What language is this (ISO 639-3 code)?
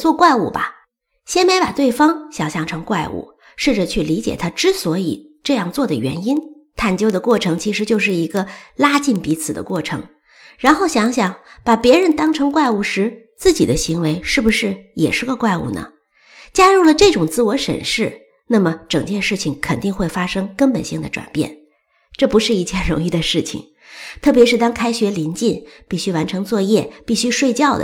zho